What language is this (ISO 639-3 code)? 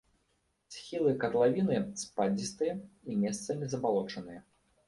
bel